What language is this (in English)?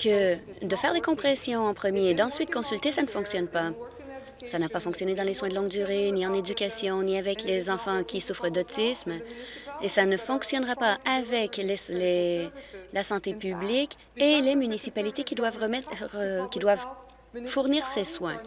French